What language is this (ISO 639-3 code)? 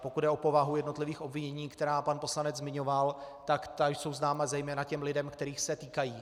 ces